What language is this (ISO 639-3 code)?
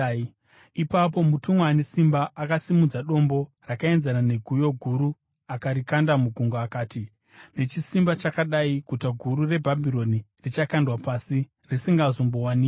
sna